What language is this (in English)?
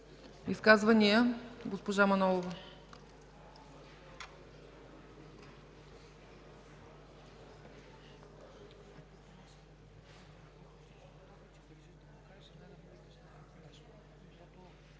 Bulgarian